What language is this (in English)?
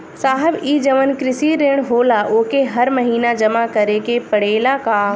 Bhojpuri